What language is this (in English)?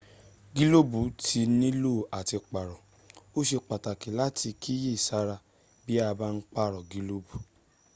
Yoruba